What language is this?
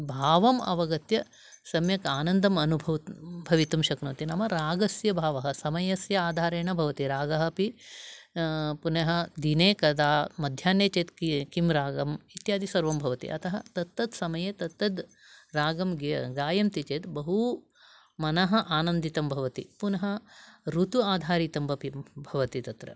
Sanskrit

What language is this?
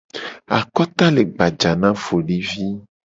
Gen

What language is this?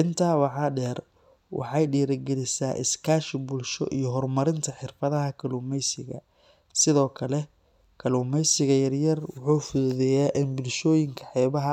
Somali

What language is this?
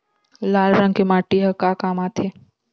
Chhattisgarhi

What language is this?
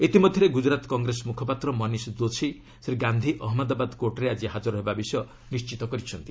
Odia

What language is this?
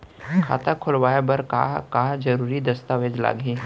Chhattisgarhi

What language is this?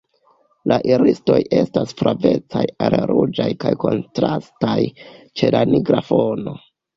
Esperanto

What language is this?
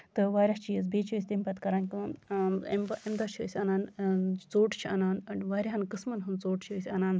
Kashmiri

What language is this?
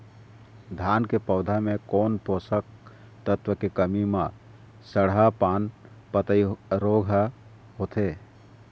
Chhattisgarhi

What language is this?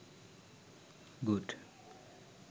Sinhala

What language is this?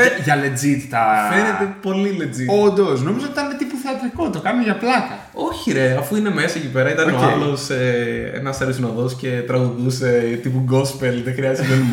Greek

